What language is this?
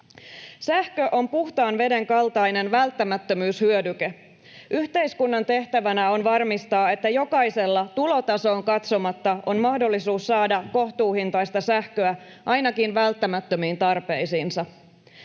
Finnish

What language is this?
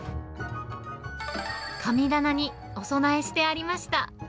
Japanese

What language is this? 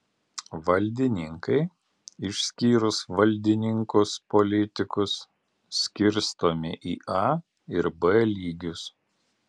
Lithuanian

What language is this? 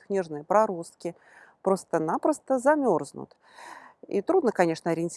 Russian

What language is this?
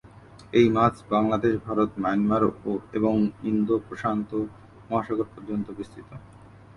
Bangla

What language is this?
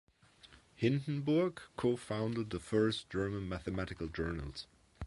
English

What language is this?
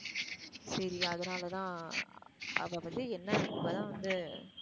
Tamil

